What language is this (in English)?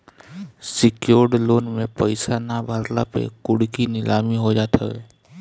Bhojpuri